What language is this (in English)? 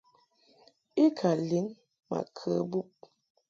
Mungaka